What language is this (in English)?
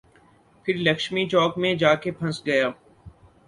Urdu